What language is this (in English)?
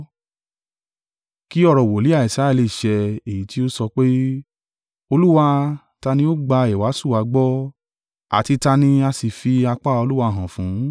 Yoruba